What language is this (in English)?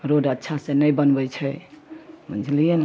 Maithili